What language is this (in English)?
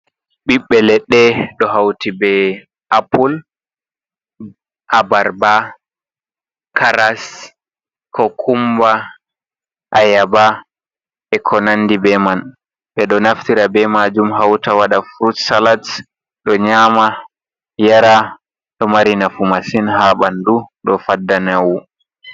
Fula